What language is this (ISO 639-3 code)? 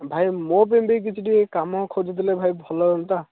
ori